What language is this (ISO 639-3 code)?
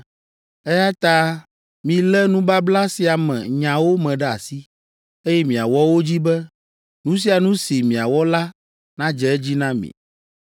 ewe